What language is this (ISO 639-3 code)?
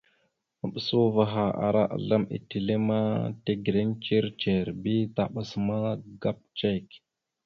mxu